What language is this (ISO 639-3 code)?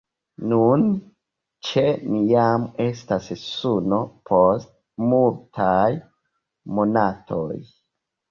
epo